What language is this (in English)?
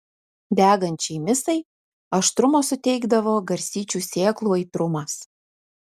Lithuanian